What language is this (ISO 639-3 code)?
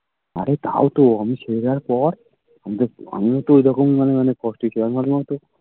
ben